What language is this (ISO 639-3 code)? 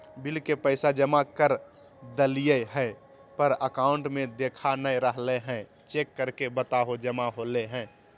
mag